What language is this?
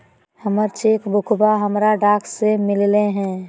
Magahi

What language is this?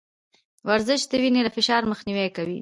Pashto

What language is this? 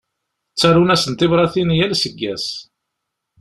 Kabyle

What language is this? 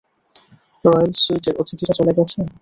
Bangla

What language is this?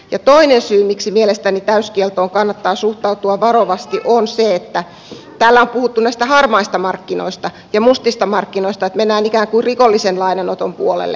Finnish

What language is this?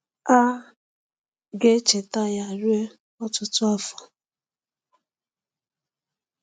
Igbo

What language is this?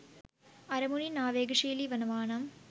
Sinhala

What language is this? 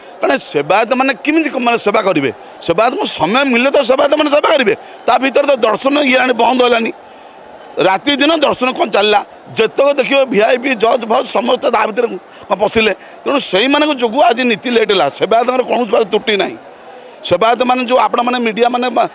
Hindi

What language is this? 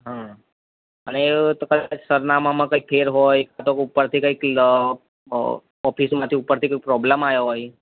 Gujarati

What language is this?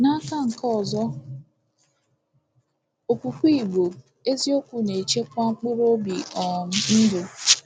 Igbo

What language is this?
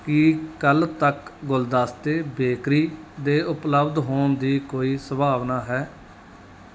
Punjabi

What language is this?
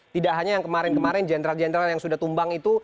Indonesian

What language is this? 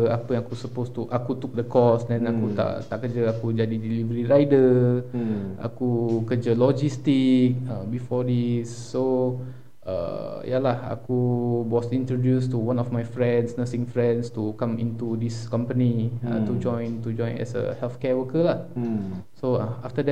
Malay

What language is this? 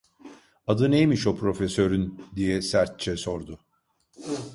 Turkish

